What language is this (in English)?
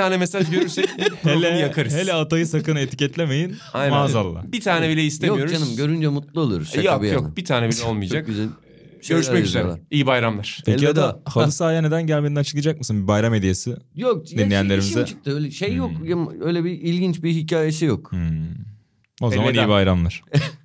Turkish